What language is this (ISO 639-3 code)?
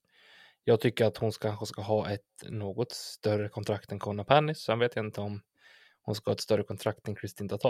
swe